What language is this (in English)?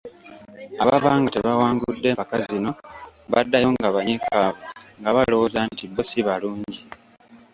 Ganda